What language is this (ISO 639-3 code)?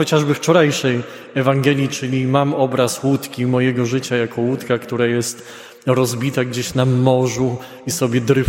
pol